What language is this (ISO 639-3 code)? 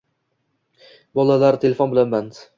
uzb